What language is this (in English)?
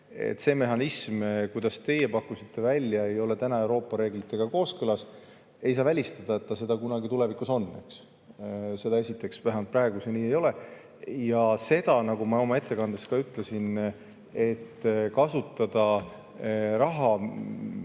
Estonian